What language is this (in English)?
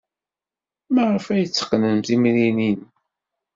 Kabyle